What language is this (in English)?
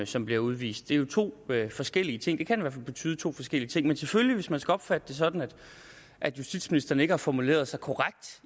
Danish